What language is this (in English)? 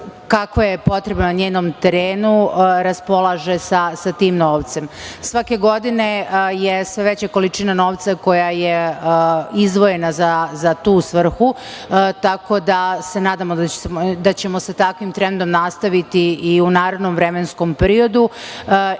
Serbian